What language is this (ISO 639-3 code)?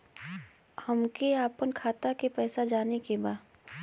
bho